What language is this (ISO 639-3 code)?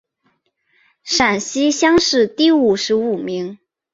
zho